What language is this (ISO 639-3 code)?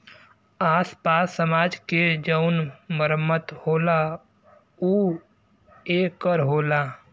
bho